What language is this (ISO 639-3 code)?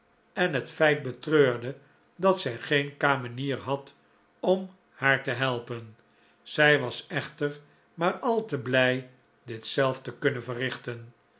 nld